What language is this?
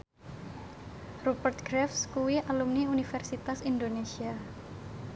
Javanese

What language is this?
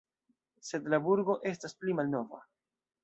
Esperanto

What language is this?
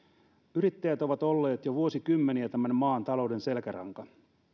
Finnish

